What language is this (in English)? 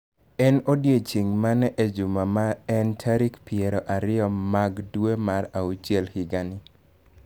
Luo (Kenya and Tanzania)